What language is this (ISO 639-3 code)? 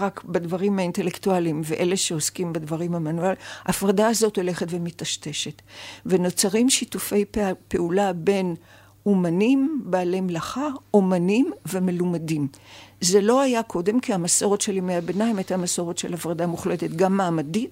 heb